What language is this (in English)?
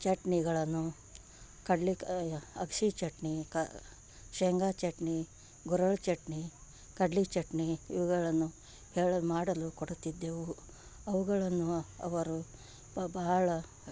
Kannada